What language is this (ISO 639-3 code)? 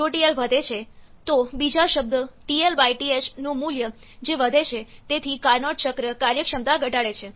guj